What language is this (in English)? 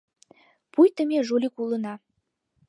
Mari